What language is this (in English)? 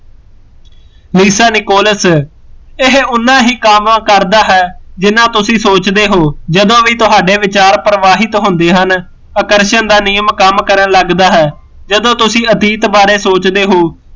Punjabi